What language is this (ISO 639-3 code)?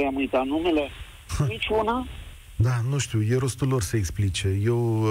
ron